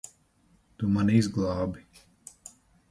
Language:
Latvian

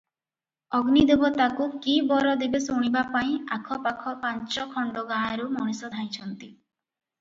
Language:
Odia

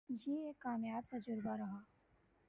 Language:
Urdu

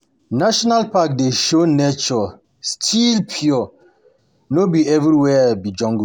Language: Nigerian Pidgin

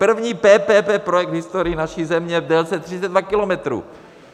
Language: Czech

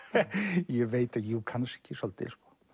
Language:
Icelandic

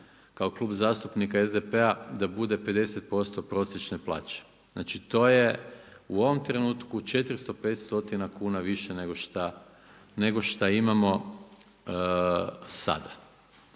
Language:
Croatian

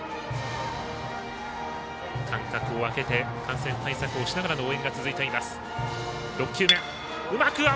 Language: Japanese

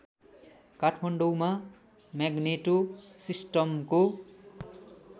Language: Nepali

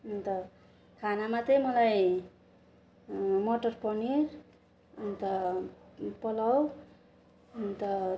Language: Nepali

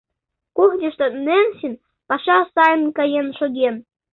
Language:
Mari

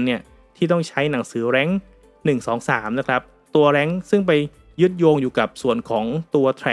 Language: Thai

